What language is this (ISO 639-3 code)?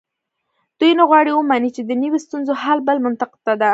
pus